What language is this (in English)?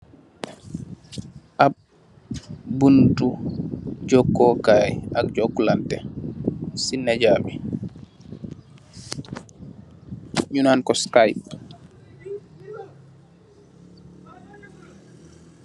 Wolof